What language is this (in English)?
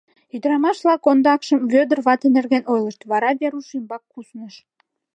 Mari